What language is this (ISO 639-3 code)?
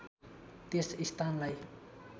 nep